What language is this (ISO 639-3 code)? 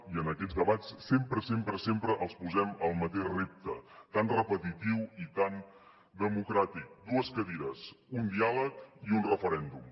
cat